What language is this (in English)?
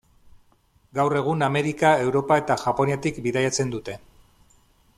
Basque